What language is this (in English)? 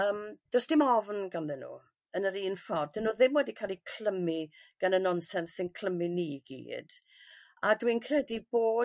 Welsh